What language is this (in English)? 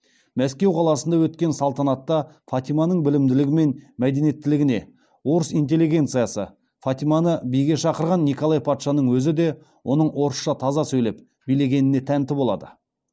Kazakh